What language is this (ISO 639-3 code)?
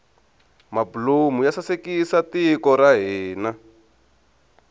tso